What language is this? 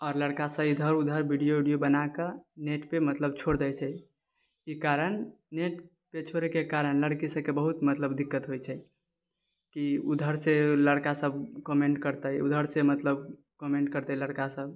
Maithili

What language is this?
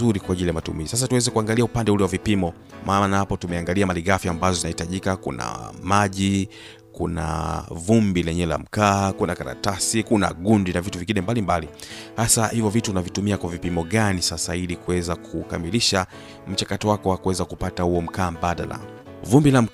Swahili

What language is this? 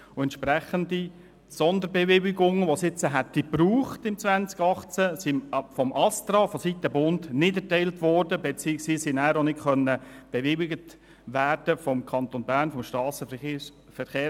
Swiss German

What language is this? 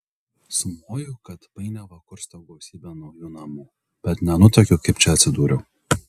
Lithuanian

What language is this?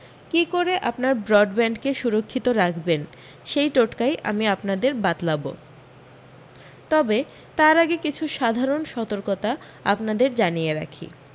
Bangla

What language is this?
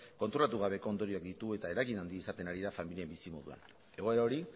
Basque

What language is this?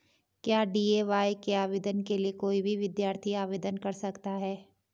Hindi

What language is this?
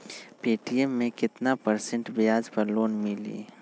Magahi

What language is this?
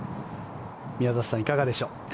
Japanese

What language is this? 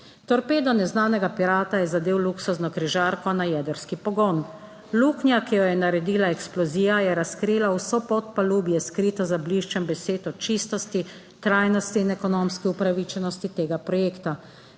Slovenian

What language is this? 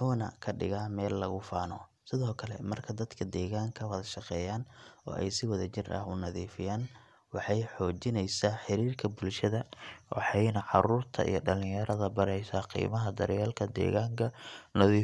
Somali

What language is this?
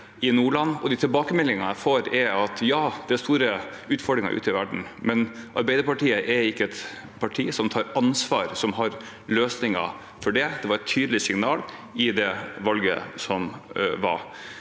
Norwegian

